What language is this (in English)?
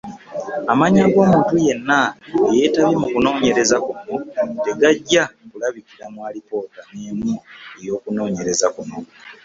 Ganda